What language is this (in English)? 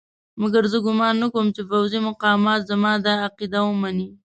Pashto